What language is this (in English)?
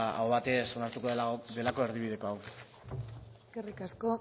Basque